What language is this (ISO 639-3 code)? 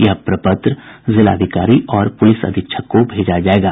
hin